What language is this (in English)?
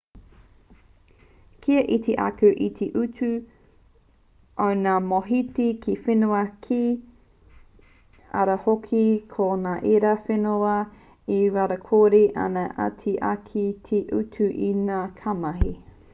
Māori